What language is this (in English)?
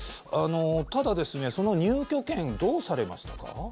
Japanese